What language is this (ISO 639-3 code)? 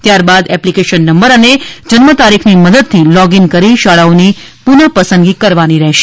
guj